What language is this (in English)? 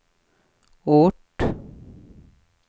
Swedish